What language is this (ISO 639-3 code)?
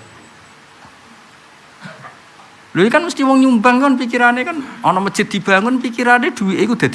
ind